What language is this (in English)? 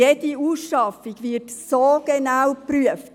Swiss German